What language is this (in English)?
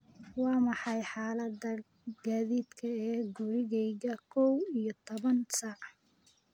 Somali